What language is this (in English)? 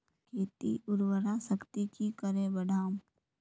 Magahi